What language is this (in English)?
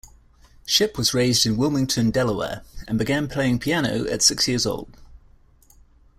English